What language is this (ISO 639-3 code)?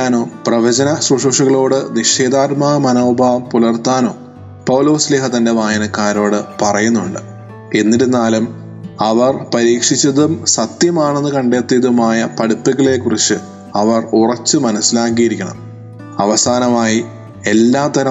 mal